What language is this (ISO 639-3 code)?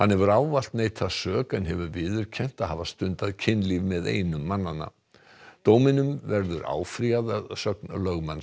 isl